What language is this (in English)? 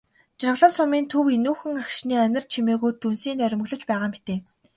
Mongolian